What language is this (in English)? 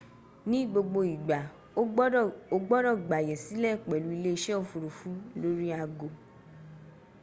Yoruba